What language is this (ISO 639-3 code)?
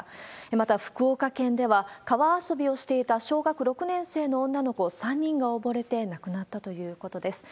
jpn